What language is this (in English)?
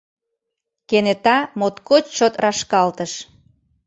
Mari